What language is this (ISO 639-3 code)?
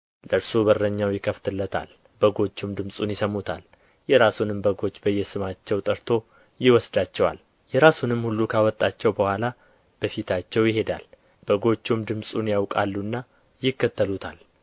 amh